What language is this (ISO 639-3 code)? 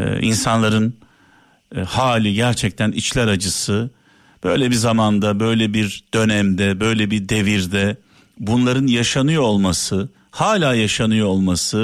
tur